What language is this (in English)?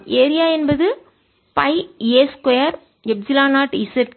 Tamil